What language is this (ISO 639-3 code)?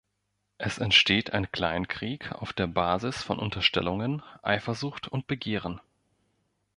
deu